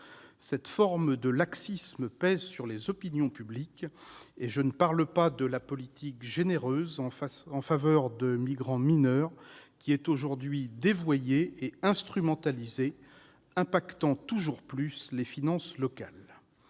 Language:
French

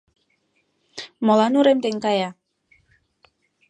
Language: Mari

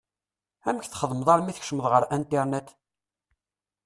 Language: Kabyle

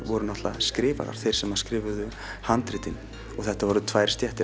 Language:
Icelandic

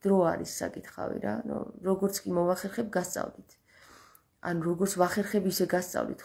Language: Romanian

